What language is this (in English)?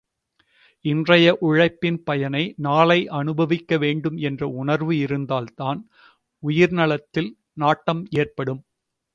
Tamil